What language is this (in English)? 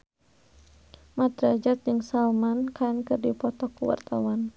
Sundanese